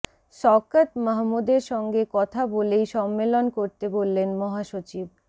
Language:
Bangla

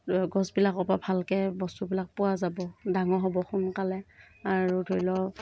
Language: Assamese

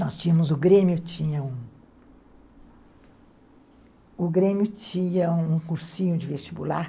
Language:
Portuguese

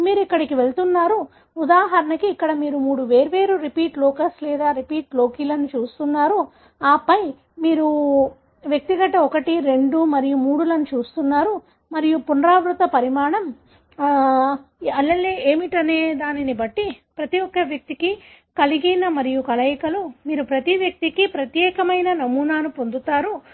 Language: Telugu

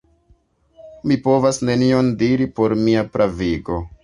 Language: Esperanto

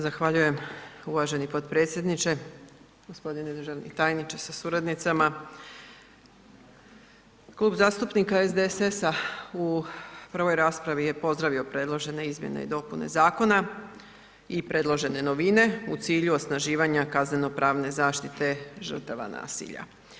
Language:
Croatian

